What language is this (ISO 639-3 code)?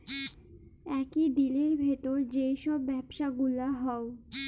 ben